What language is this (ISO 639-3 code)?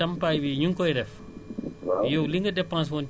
wol